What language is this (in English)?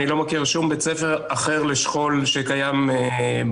Hebrew